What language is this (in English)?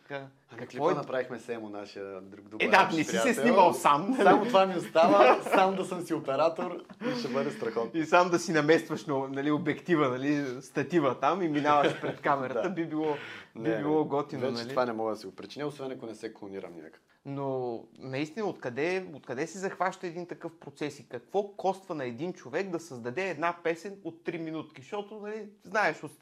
Bulgarian